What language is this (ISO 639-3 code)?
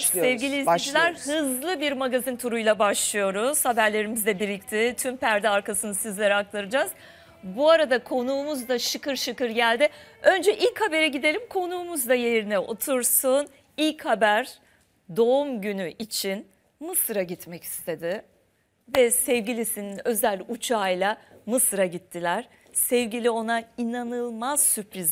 tur